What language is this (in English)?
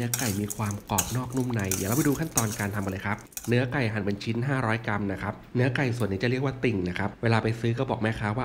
Thai